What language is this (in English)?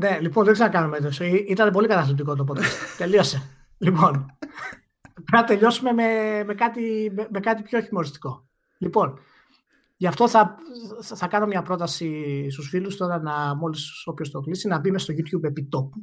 Greek